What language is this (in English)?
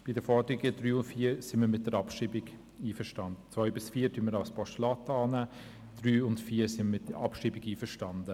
Swiss German